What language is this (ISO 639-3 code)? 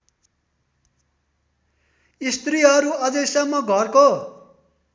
nep